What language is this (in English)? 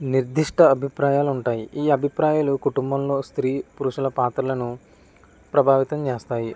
Telugu